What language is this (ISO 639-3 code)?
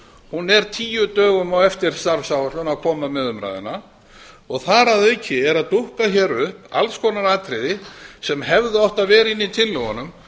isl